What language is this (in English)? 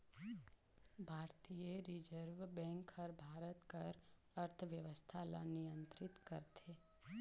Chhattisgarhi